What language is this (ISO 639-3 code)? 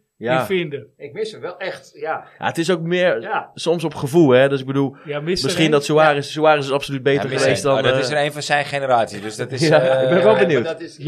nld